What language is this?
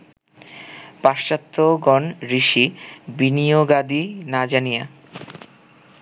Bangla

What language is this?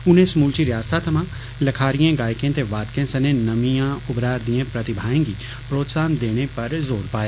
Dogri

